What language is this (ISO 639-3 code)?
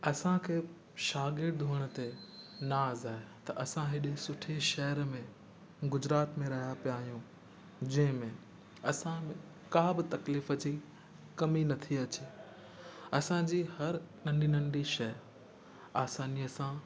snd